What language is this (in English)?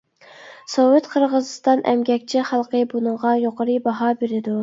Uyghur